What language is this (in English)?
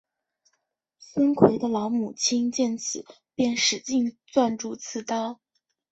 Chinese